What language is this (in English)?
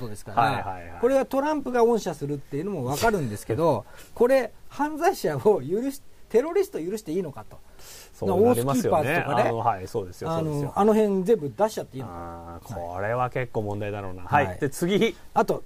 Japanese